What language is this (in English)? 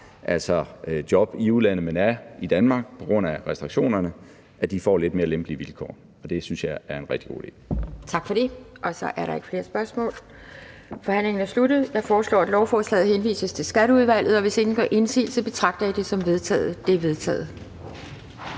Danish